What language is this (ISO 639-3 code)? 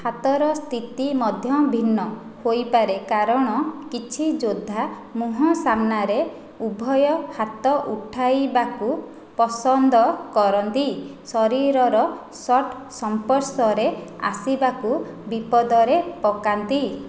ori